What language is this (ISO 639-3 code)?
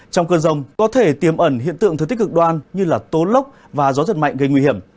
vie